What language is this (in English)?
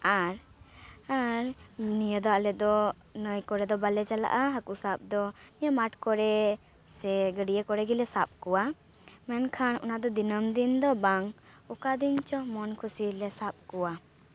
Santali